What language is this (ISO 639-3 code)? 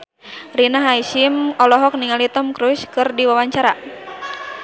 sun